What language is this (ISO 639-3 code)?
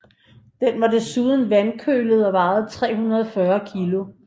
dan